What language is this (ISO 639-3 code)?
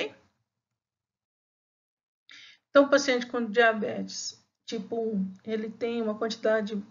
por